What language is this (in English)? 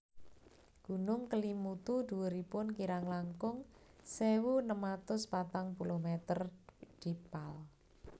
Javanese